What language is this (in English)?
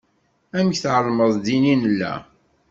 Kabyle